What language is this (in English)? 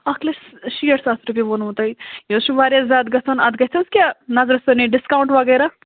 Kashmiri